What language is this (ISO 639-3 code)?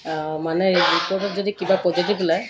asm